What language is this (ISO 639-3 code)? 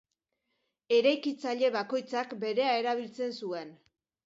eus